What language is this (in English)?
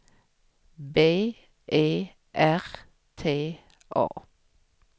Swedish